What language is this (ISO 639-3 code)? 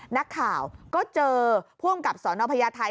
tha